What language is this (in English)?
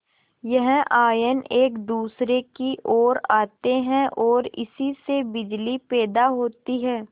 Hindi